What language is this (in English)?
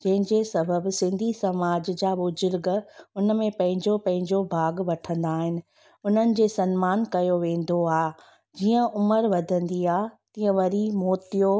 Sindhi